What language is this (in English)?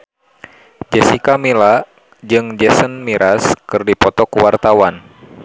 Sundanese